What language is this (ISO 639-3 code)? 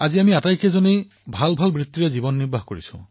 asm